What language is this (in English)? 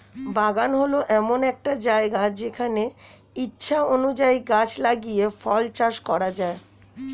Bangla